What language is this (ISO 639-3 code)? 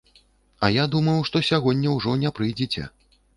bel